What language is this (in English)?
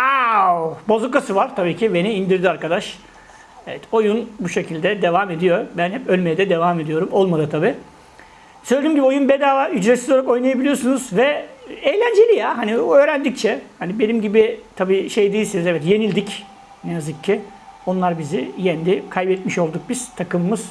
Turkish